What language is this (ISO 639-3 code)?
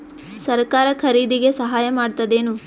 kan